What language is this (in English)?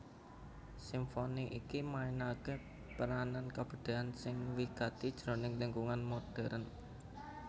Javanese